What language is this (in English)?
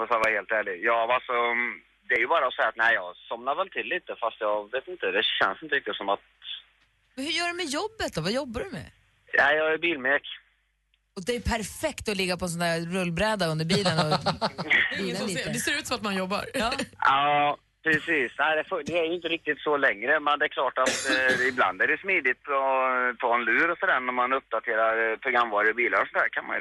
Swedish